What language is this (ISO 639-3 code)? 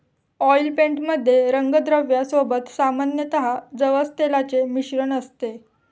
mar